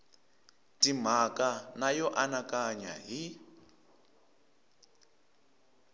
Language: Tsonga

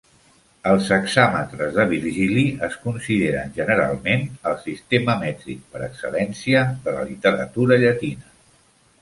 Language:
Catalan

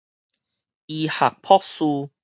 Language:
Min Nan Chinese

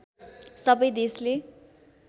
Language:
Nepali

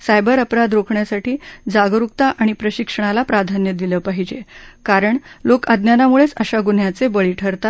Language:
Marathi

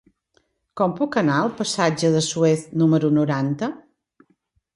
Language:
Catalan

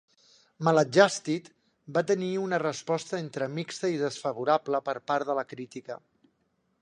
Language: Catalan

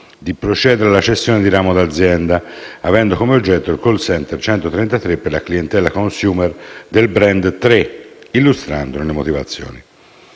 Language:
Italian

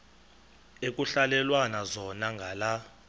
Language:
Xhosa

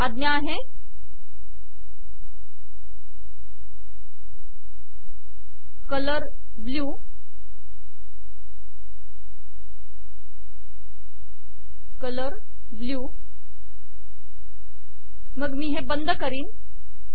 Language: Marathi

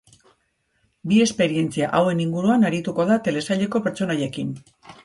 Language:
Basque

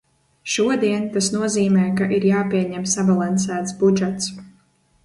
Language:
Latvian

